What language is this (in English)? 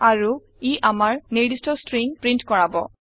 Assamese